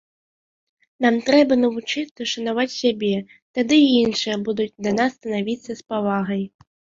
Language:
Belarusian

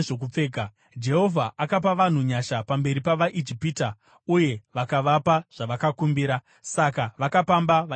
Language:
Shona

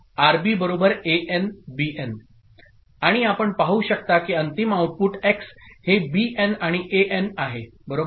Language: Marathi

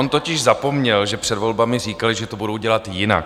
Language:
Czech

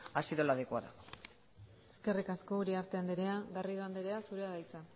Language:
Basque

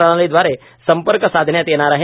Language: Marathi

